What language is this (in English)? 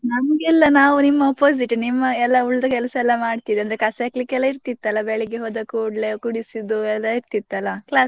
Kannada